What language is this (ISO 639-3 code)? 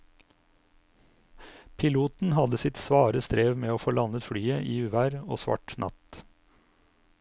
nor